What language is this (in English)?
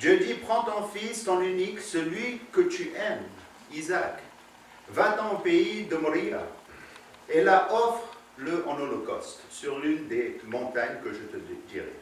French